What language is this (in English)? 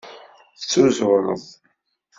Kabyle